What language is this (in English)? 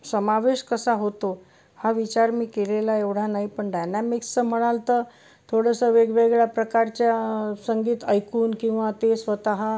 Marathi